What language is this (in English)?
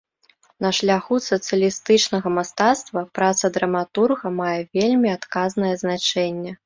Belarusian